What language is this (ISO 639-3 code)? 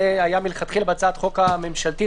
heb